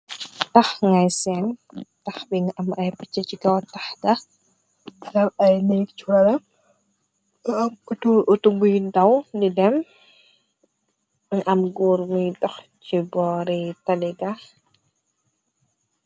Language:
Wolof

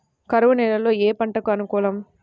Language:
Telugu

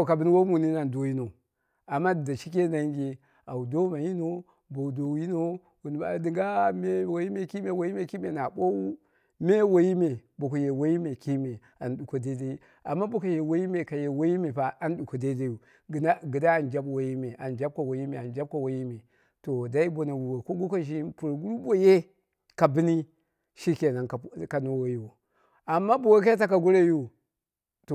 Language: Dera (Nigeria)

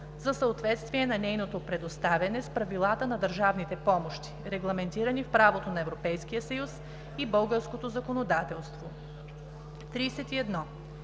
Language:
Bulgarian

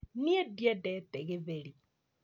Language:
Kikuyu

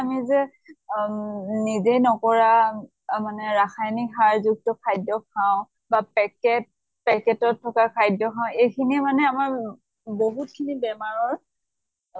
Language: Assamese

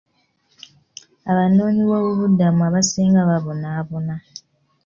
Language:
Ganda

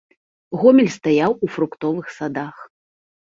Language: Belarusian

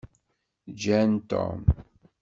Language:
Kabyle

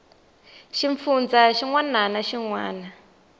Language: Tsonga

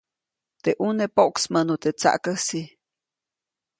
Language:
Copainalá Zoque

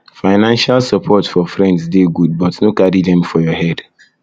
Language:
Nigerian Pidgin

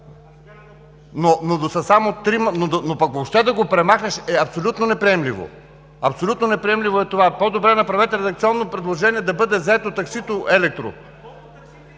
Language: Bulgarian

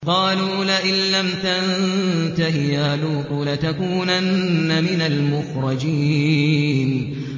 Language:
Arabic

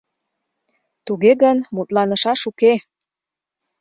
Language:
Mari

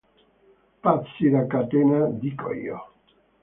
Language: Italian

